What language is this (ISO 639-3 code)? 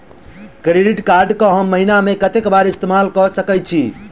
mai